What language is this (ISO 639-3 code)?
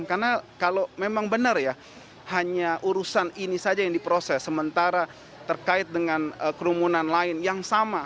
ind